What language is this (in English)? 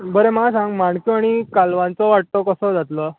Konkani